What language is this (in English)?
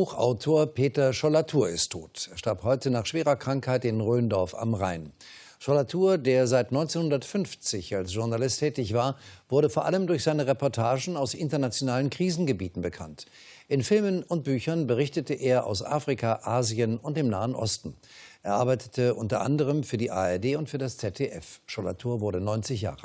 German